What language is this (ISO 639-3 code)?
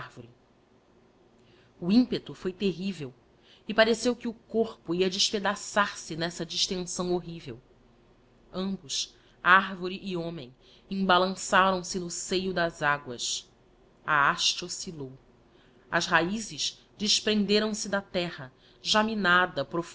por